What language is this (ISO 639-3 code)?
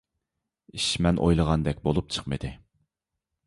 uig